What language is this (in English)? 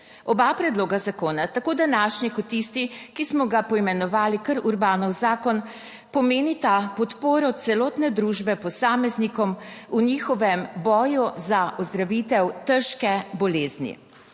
Slovenian